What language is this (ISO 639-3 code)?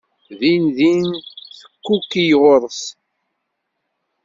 kab